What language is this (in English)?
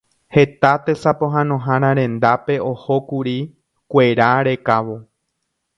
Guarani